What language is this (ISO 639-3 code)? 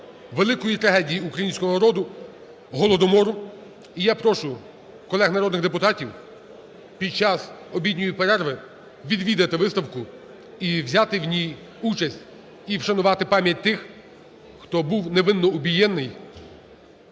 ukr